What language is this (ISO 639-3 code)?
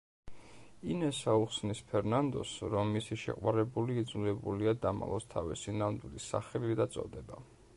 kat